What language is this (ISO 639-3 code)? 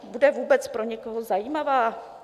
ces